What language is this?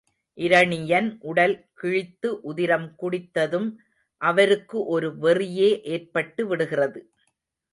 Tamil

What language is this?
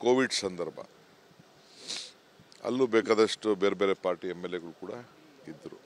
Kannada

